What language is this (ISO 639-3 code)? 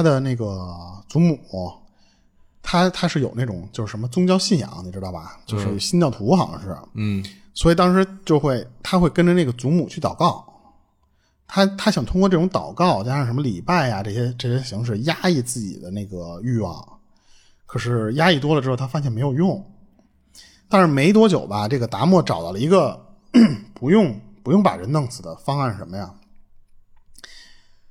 zho